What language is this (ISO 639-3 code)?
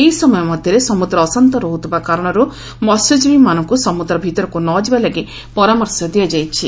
ori